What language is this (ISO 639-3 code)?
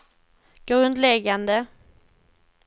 swe